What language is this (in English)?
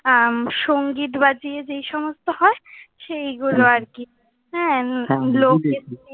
Bangla